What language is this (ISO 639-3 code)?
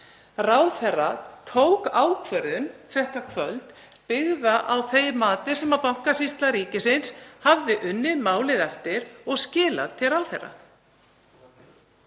isl